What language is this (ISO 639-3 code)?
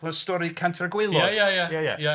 cym